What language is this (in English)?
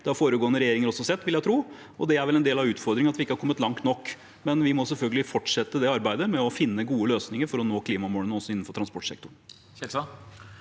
Norwegian